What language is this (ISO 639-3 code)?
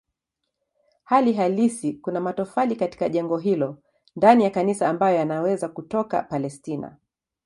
swa